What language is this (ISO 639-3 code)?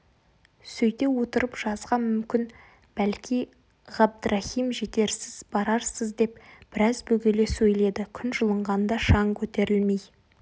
kaz